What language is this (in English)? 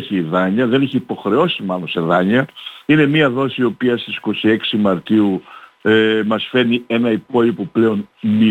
Greek